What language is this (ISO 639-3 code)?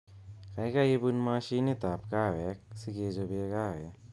kln